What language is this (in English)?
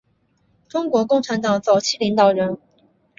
Chinese